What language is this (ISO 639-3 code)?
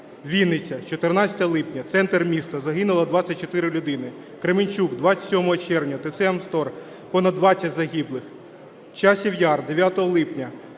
ukr